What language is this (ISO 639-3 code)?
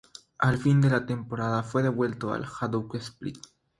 spa